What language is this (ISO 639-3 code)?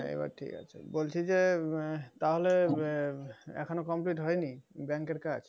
ben